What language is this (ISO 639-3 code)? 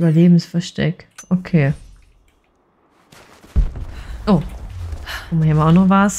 deu